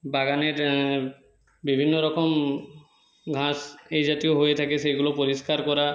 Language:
Bangla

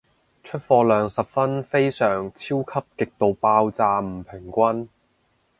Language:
Cantonese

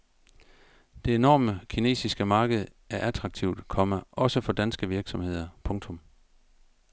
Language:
Danish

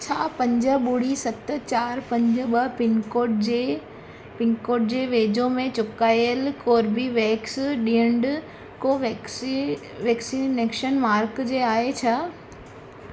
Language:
Sindhi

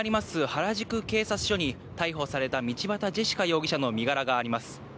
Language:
Japanese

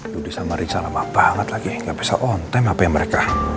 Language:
Indonesian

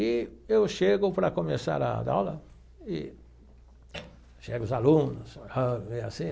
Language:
Portuguese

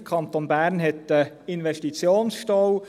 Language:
Swiss German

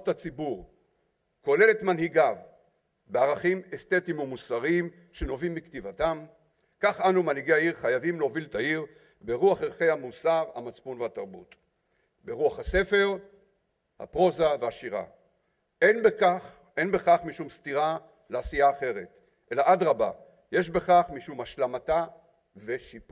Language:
Hebrew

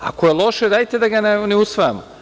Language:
Serbian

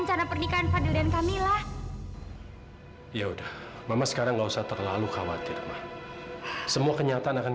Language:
Indonesian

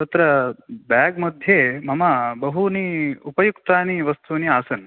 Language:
Sanskrit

